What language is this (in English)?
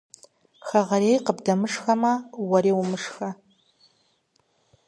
Kabardian